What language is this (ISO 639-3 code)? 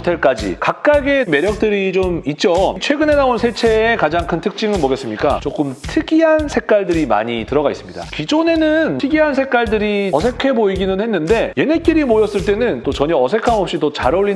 kor